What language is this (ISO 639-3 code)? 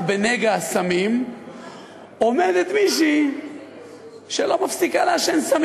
heb